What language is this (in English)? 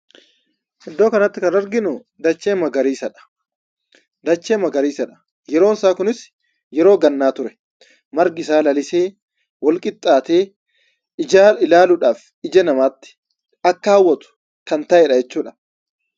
Oromo